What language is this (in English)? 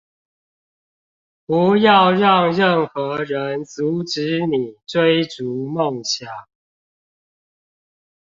Chinese